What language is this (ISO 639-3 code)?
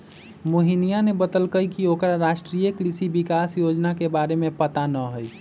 mag